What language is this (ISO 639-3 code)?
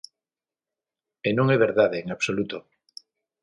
glg